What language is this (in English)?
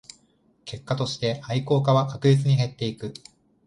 Japanese